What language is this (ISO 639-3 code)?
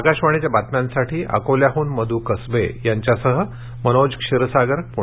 mar